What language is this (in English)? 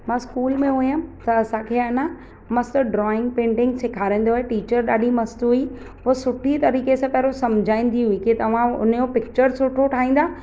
Sindhi